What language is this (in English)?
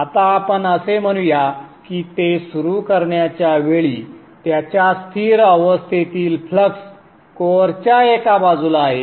Marathi